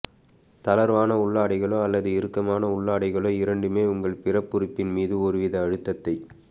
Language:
Tamil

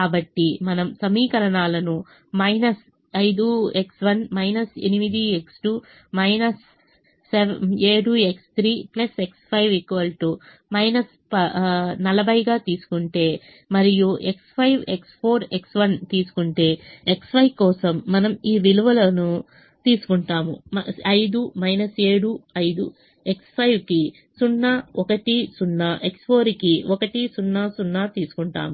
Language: Telugu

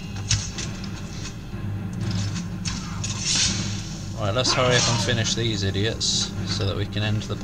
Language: English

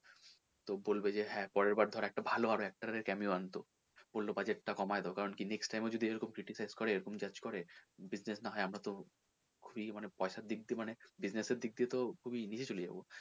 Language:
Bangla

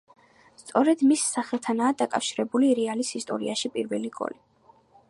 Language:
Georgian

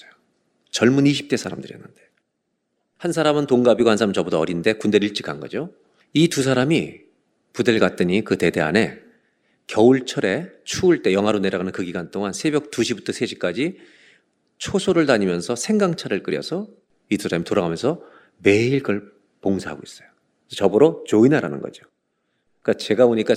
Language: Korean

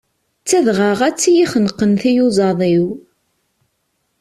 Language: Kabyle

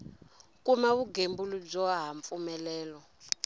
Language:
Tsonga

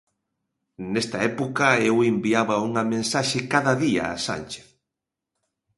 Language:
Galician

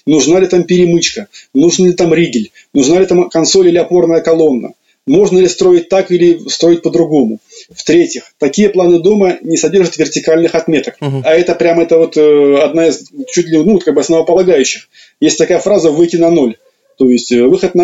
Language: Russian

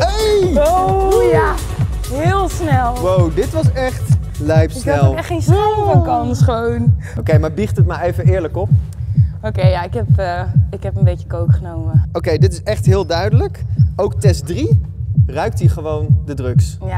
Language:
Dutch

